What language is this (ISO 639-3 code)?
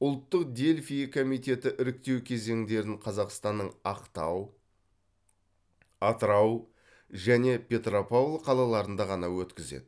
kaz